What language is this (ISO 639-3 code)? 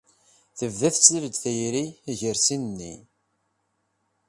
kab